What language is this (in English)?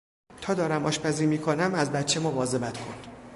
Persian